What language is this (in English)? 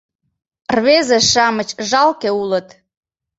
Mari